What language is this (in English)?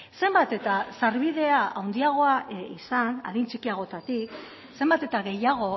Basque